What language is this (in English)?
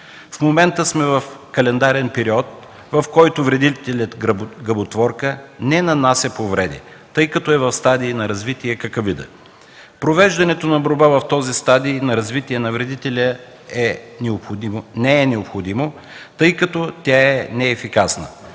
Bulgarian